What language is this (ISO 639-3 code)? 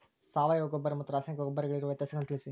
kan